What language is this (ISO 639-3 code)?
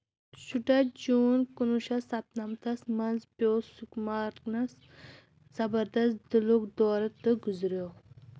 kas